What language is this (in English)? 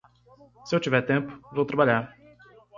Portuguese